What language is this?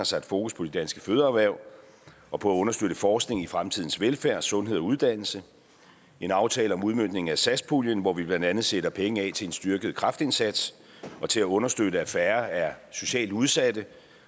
Danish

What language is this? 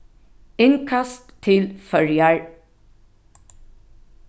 Faroese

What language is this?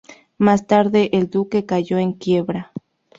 Spanish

